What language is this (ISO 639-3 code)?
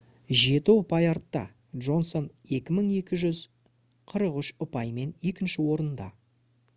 kaz